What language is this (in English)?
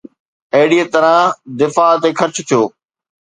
Sindhi